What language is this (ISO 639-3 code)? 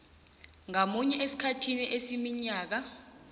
nbl